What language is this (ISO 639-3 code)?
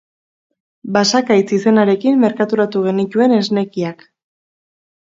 eus